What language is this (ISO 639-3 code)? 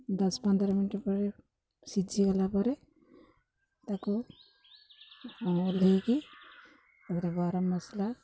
ori